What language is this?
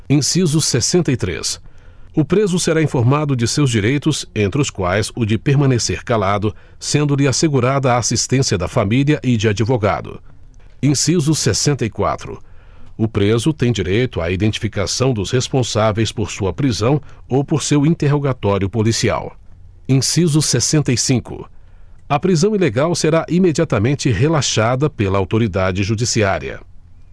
Portuguese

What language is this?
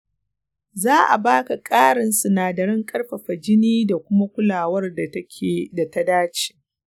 Hausa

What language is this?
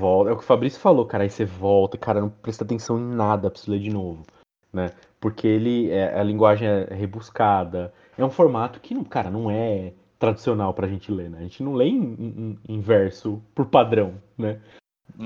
Portuguese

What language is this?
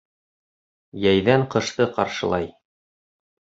Bashkir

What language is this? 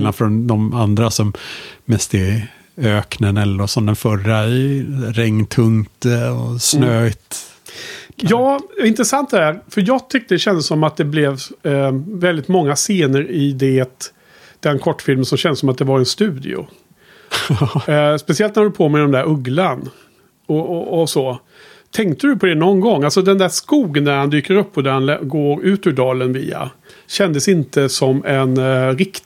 Swedish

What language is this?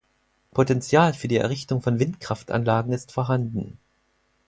German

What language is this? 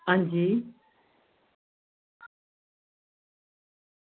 Dogri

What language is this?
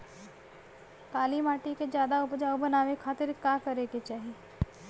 Bhojpuri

